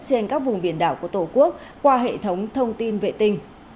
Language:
Vietnamese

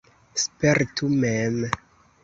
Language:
Esperanto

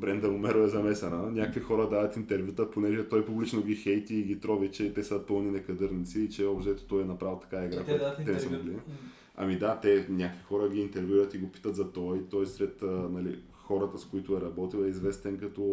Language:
Bulgarian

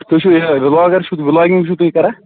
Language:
Kashmiri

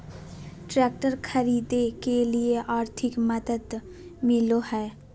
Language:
Magahi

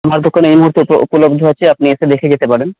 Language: Bangla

